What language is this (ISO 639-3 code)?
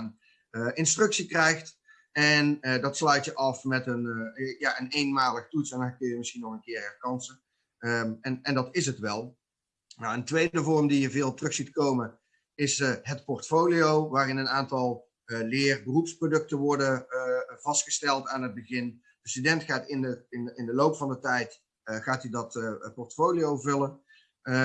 nld